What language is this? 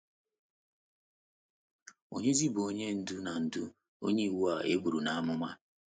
Igbo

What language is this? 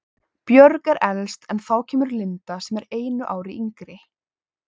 Icelandic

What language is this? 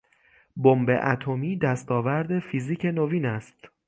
Persian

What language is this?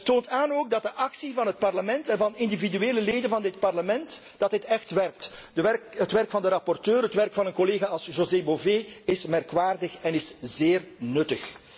Dutch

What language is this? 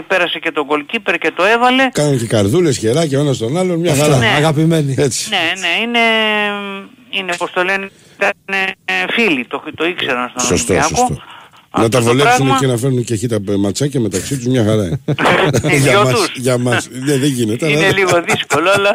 Greek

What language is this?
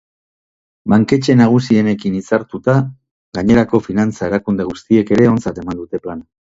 Basque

